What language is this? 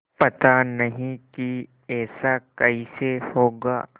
Hindi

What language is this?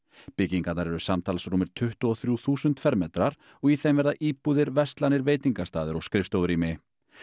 Icelandic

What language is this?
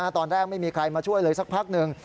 Thai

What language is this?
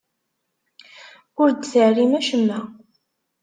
Kabyle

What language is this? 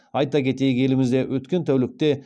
Kazakh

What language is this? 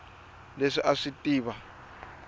Tsonga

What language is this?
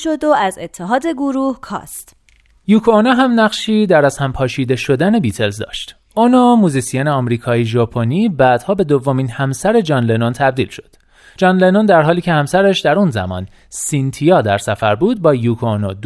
Persian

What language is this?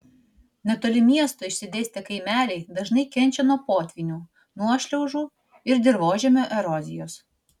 Lithuanian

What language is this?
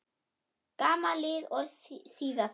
Icelandic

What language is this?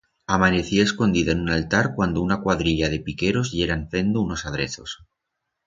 Aragonese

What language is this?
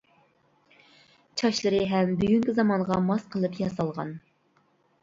Uyghur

